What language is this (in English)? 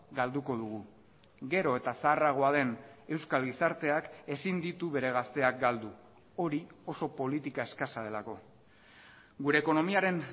Basque